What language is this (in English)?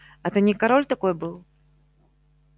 Russian